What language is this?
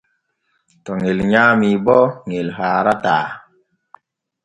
Borgu Fulfulde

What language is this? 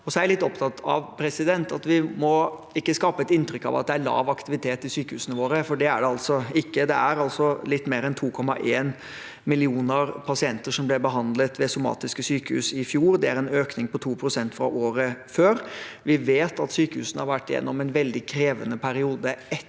Norwegian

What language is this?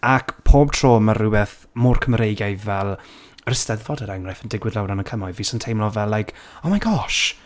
Welsh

